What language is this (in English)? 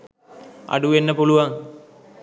Sinhala